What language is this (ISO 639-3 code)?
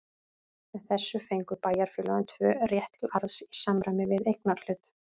isl